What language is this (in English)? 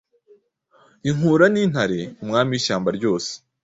Kinyarwanda